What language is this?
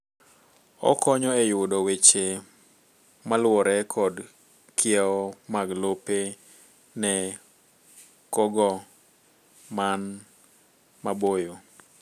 Luo (Kenya and Tanzania)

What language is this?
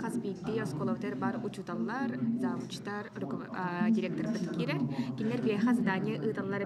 Turkish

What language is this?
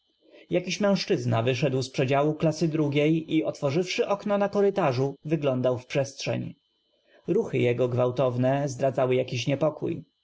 Polish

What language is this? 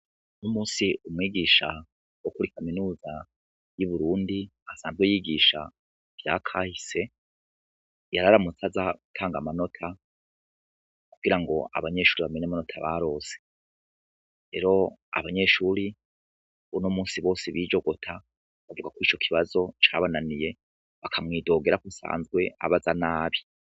Rundi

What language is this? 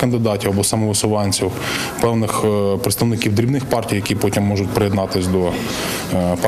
Ukrainian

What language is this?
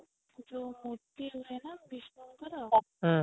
Odia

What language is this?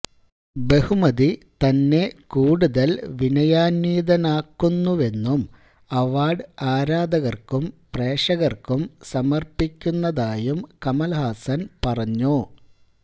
Malayalam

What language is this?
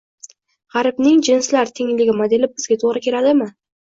Uzbek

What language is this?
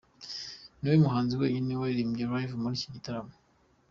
Kinyarwanda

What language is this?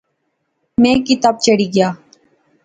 Pahari-Potwari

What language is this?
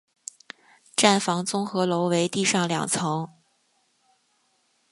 Chinese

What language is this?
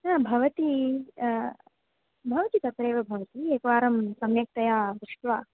Sanskrit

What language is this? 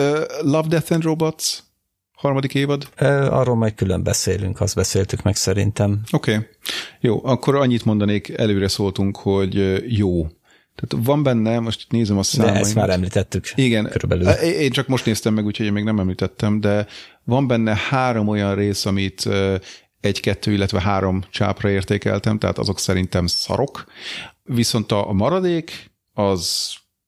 Hungarian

